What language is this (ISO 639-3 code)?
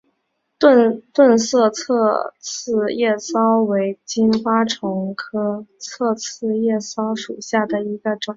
zho